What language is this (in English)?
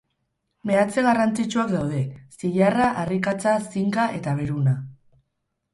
Basque